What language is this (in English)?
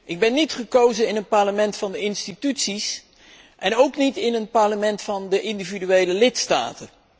Dutch